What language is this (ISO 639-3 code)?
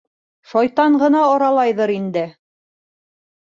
bak